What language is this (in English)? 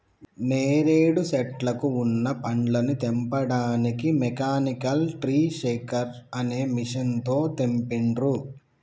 Telugu